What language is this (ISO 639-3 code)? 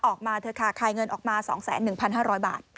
tha